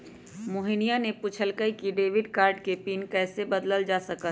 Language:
Magahi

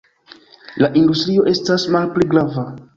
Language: Esperanto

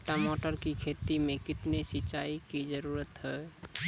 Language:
Maithili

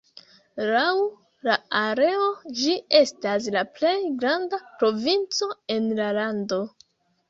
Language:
Esperanto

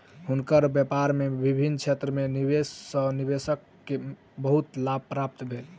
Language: Maithili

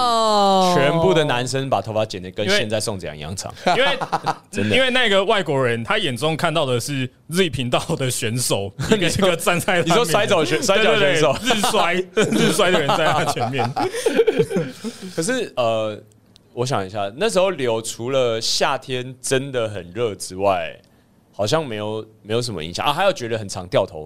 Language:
Chinese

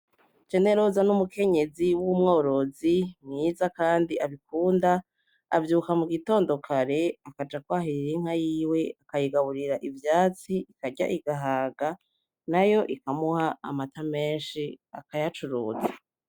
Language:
Rundi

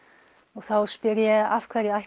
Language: Icelandic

